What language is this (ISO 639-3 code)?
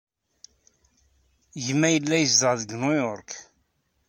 kab